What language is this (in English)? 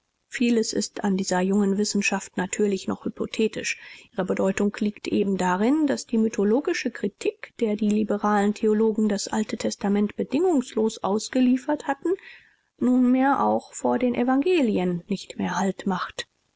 German